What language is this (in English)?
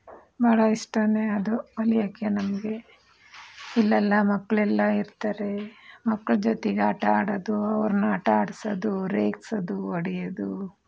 Kannada